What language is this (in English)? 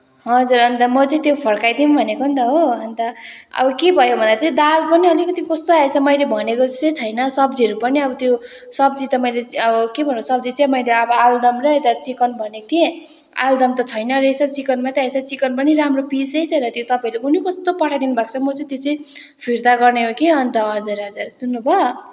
Nepali